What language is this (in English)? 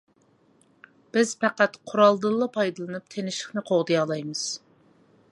Uyghur